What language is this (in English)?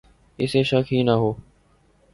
Urdu